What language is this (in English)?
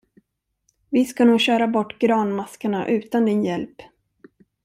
Swedish